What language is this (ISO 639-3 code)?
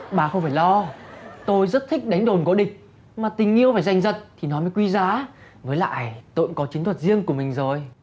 vie